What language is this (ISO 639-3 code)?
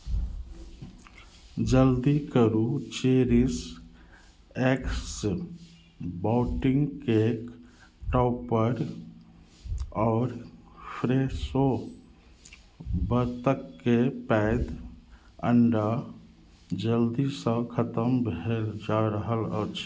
mai